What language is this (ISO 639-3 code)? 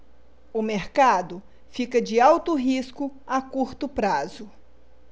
por